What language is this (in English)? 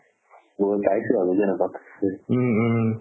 Assamese